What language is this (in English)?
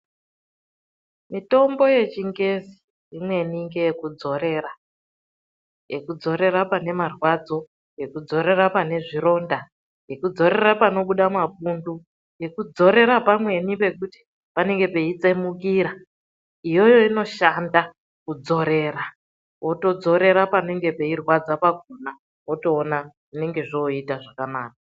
Ndau